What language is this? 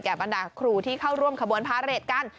Thai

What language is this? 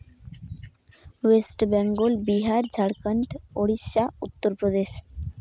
Santali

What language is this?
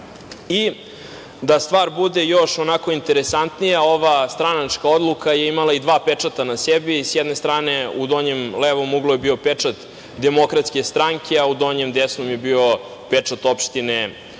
Serbian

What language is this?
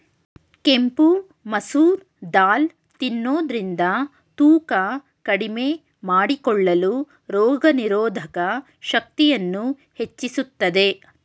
Kannada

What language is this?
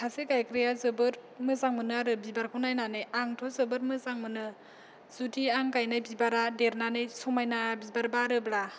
Bodo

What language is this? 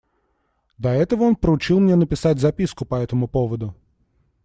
Russian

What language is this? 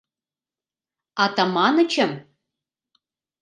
Mari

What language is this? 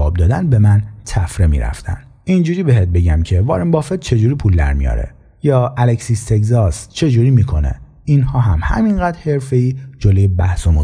Persian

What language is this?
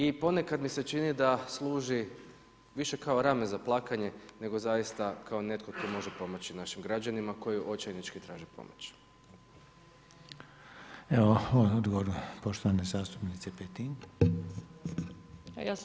Croatian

